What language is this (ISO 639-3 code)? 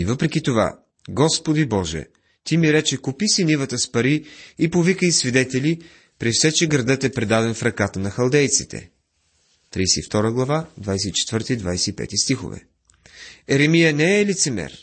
bul